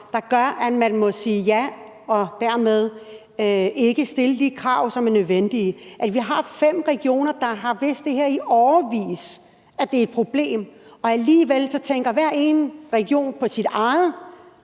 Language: Danish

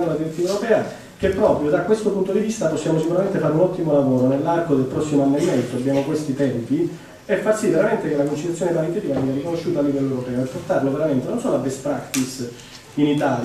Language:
Italian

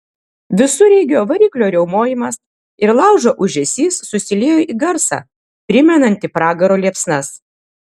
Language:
Lithuanian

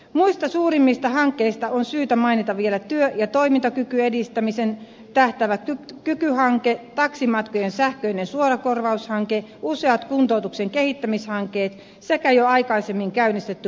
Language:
Finnish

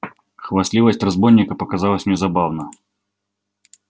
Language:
Russian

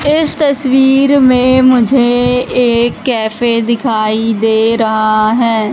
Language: Hindi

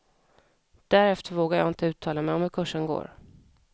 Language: Swedish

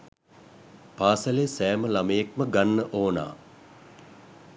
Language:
Sinhala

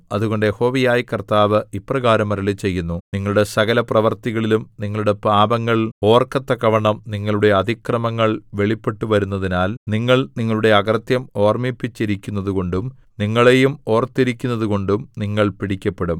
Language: Malayalam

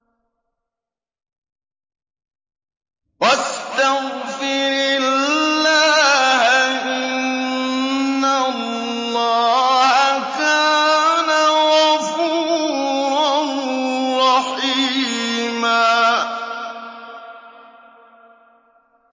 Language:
Arabic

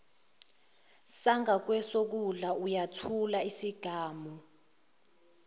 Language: Zulu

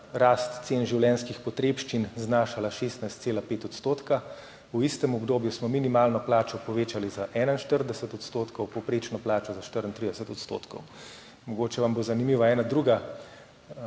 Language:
Slovenian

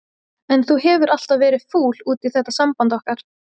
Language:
Icelandic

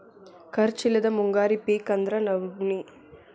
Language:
Kannada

